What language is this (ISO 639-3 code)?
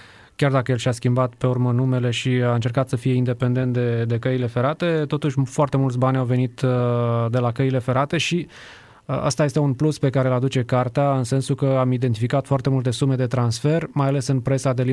ron